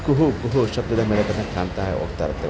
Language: Kannada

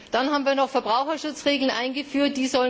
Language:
German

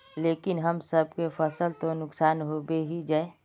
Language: Magahi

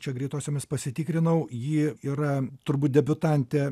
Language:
Lithuanian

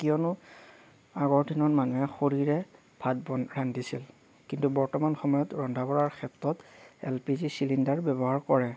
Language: Assamese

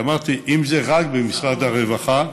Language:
Hebrew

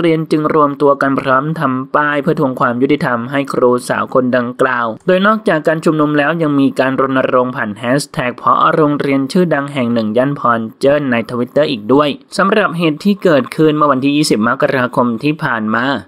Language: Thai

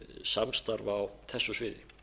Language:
Icelandic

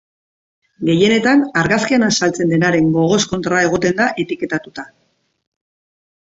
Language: Basque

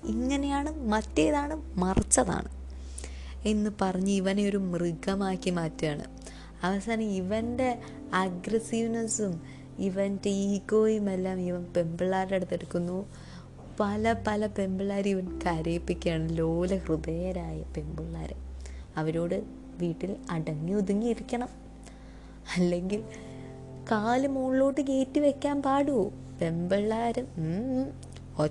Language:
Malayalam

